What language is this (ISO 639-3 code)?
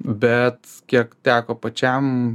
lit